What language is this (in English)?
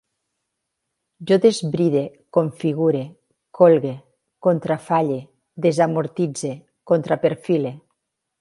Catalan